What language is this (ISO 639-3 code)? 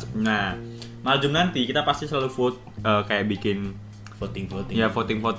ind